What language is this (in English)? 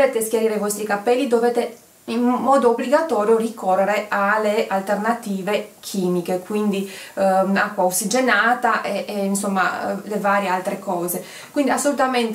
Italian